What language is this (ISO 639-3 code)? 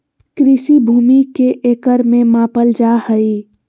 mag